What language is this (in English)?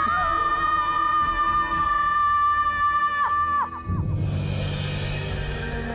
Indonesian